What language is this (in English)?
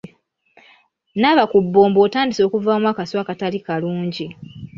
Ganda